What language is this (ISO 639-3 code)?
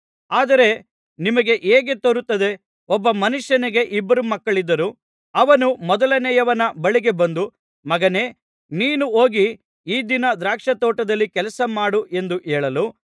kan